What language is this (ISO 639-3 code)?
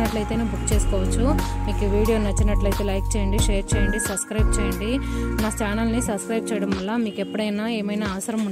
tur